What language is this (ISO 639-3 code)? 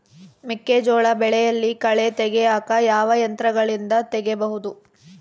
kan